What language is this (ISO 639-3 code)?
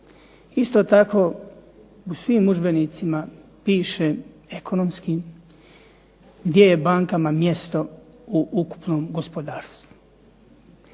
hrv